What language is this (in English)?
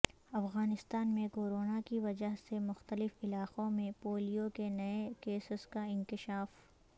Urdu